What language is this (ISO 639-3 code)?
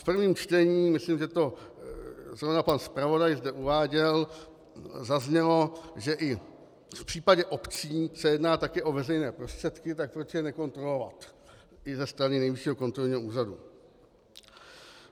ces